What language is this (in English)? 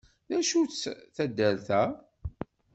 Kabyle